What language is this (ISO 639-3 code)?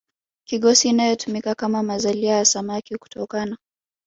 swa